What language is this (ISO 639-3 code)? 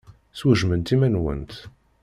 kab